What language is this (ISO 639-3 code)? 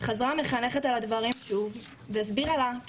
heb